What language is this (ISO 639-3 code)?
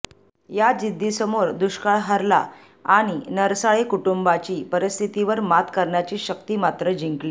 mar